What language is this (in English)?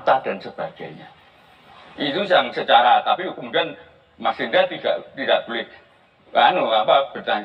Indonesian